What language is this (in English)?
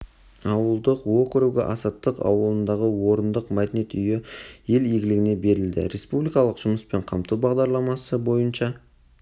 Kazakh